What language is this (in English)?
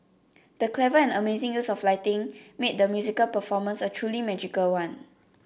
English